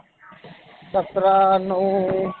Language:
Marathi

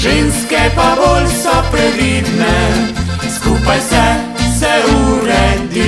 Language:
Slovenian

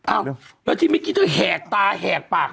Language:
Thai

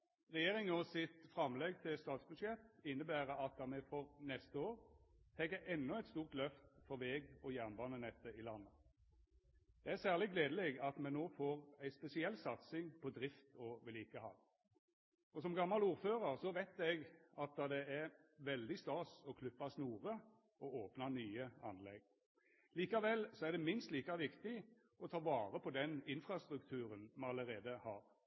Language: Norwegian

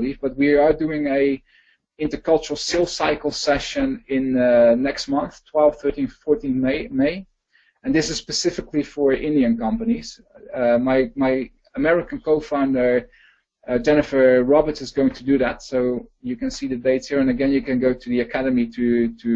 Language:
English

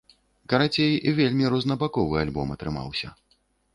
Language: Belarusian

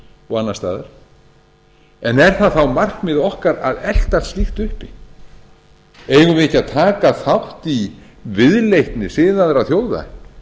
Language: Icelandic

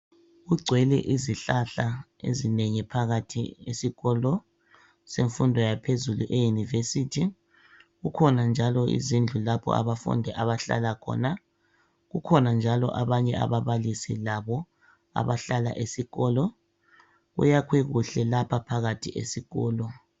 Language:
North Ndebele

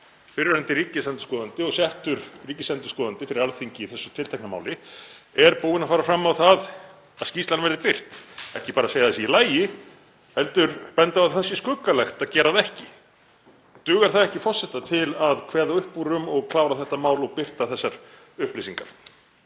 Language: Icelandic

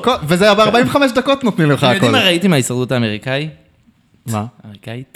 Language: Hebrew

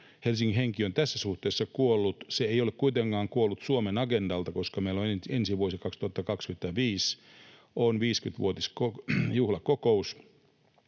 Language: Finnish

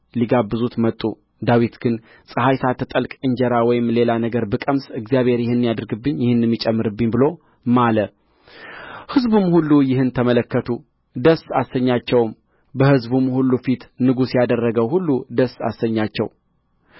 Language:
Amharic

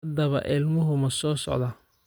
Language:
Somali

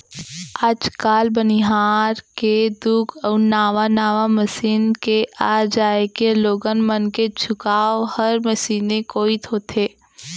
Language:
Chhattisgarhi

